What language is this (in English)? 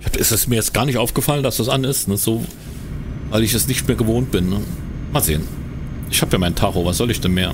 German